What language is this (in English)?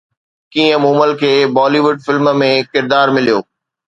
Sindhi